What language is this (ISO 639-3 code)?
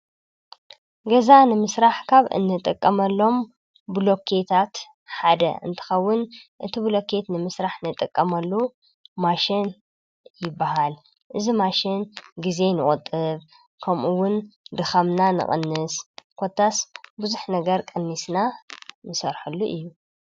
tir